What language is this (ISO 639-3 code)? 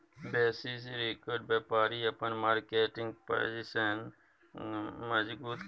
mai